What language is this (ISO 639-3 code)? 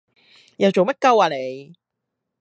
yue